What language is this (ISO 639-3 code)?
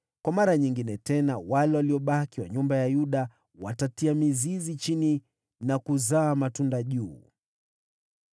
swa